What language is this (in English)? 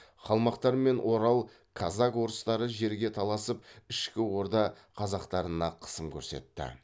Kazakh